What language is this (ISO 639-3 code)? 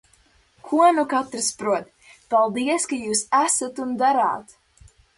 lav